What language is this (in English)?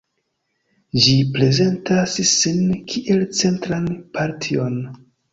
Esperanto